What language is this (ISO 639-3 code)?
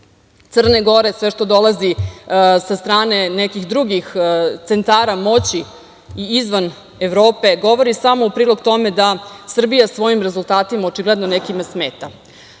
srp